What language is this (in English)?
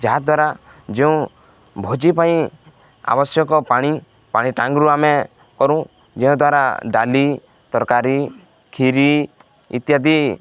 Odia